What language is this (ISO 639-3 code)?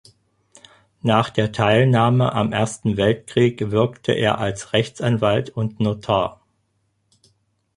deu